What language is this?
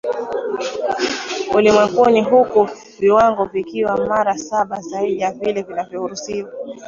Swahili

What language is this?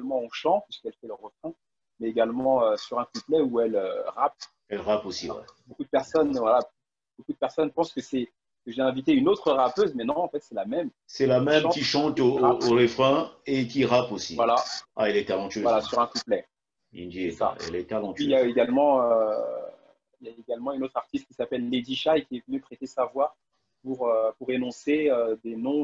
French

